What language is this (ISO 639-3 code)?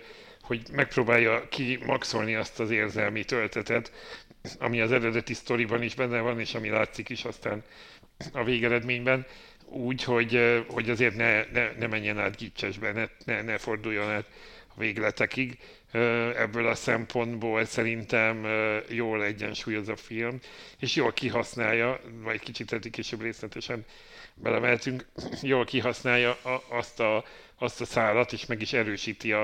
hun